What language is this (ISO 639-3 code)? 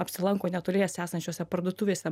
lit